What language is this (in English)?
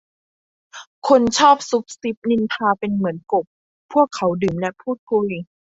Thai